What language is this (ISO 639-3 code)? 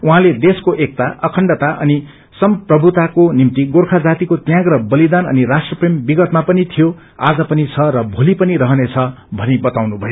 nep